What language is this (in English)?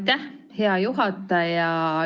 Estonian